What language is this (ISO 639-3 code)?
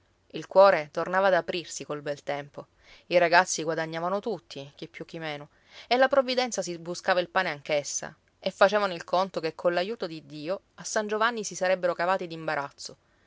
ita